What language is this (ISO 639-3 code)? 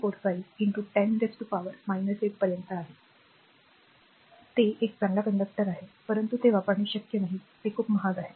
mar